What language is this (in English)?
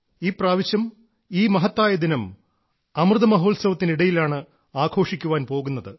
Malayalam